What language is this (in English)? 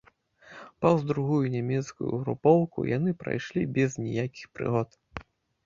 Belarusian